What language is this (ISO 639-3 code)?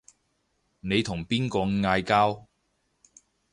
yue